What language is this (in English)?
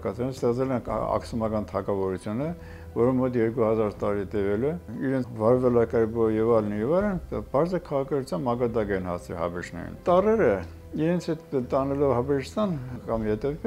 Turkish